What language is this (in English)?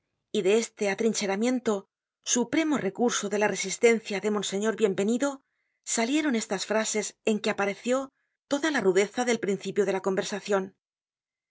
Spanish